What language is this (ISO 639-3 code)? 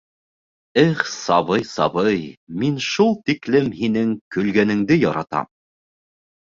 bak